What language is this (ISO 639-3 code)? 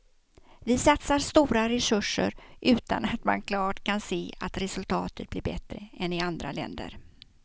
swe